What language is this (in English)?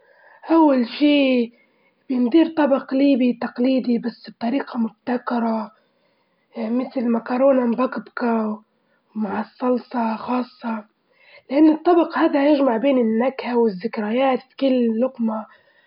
Libyan Arabic